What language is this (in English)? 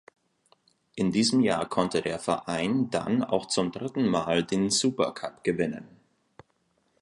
German